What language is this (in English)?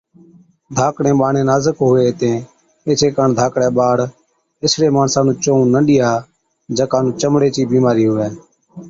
Od